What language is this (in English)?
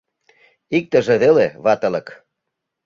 Mari